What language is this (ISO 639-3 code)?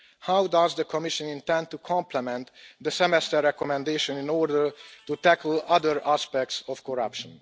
eng